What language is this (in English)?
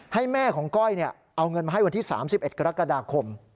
Thai